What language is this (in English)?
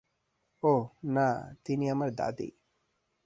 Bangla